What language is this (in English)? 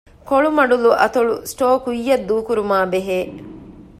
Divehi